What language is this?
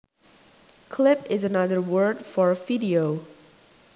Javanese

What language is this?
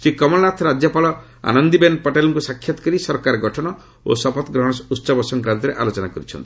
Odia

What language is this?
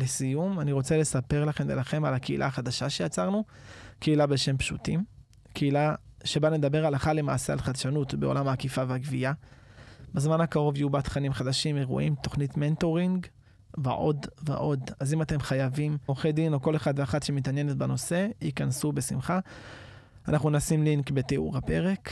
Hebrew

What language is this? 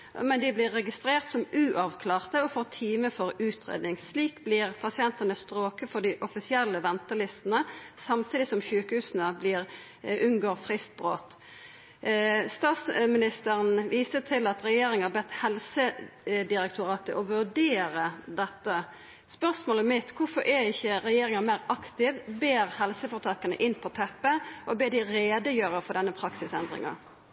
Norwegian Nynorsk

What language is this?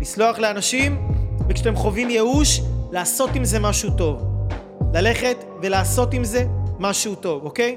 Hebrew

